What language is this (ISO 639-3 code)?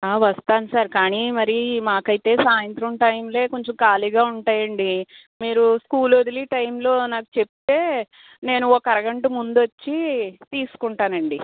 tel